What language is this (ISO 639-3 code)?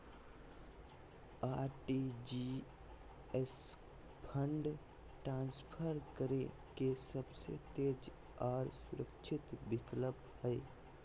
mag